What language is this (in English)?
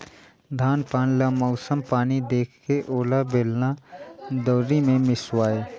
Chhattisgarhi